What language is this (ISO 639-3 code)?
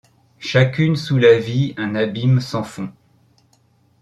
fra